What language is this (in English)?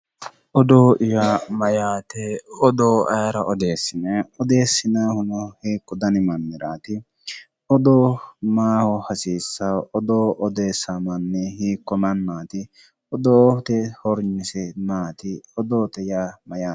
Sidamo